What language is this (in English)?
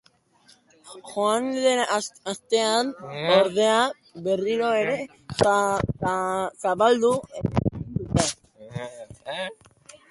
Basque